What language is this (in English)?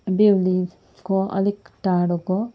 Nepali